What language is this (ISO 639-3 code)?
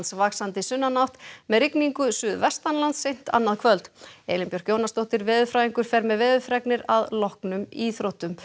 isl